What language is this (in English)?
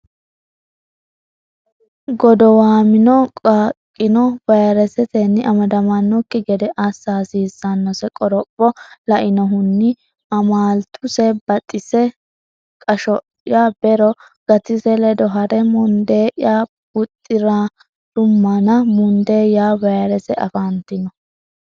Sidamo